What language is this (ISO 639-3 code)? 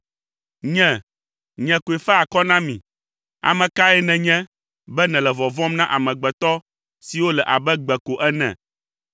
ewe